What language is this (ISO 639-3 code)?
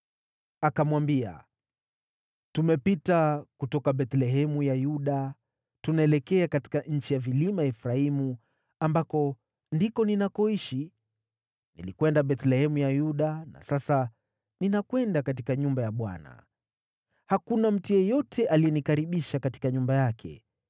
swa